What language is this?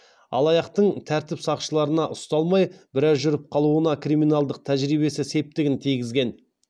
Kazakh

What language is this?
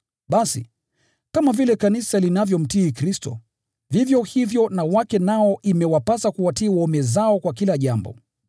Swahili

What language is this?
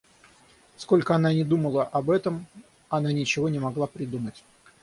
Russian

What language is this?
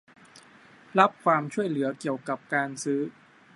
Thai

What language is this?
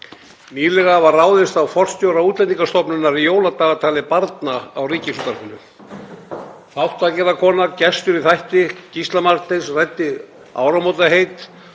Icelandic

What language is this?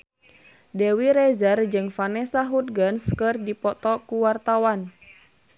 Sundanese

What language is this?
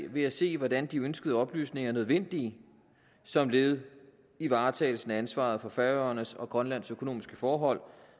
Danish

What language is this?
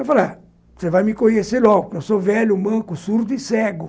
Portuguese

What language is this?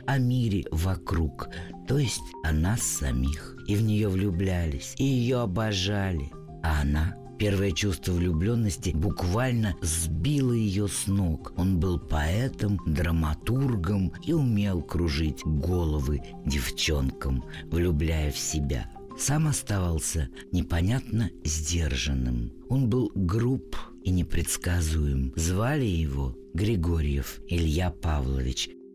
Russian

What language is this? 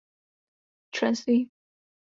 Czech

